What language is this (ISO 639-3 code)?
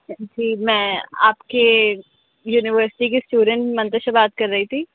urd